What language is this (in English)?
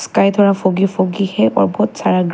Hindi